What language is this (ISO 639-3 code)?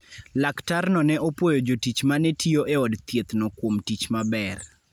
luo